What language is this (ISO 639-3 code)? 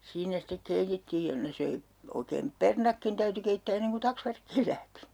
fin